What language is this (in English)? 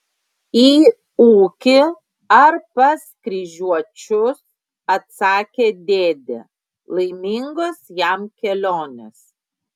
Lithuanian